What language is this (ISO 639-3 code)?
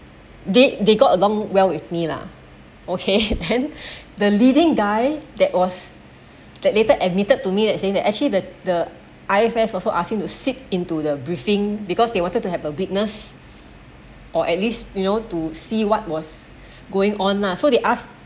eng